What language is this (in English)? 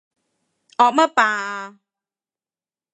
Cantonese